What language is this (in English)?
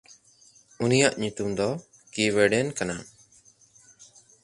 Santali